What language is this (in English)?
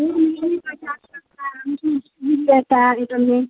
Urdu